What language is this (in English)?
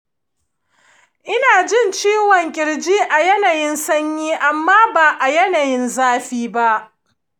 Hausa